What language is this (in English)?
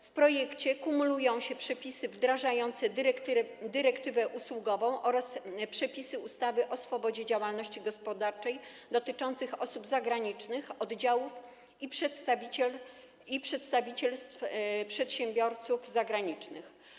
Polish